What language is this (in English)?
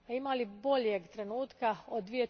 Croatian